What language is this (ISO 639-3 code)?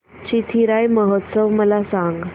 mar